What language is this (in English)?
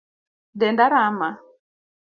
Luo (Kenya and Tanzania)